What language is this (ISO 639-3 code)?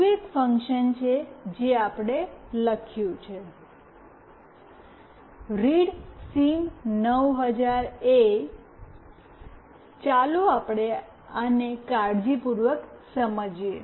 guj